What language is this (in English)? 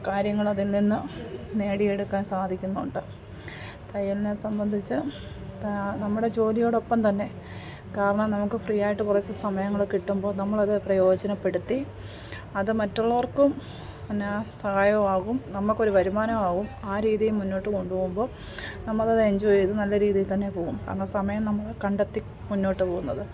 Malayalam